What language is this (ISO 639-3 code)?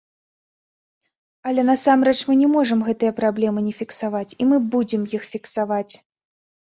bel